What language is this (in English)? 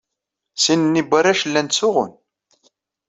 Kabyle